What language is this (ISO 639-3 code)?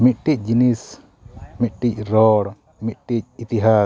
sat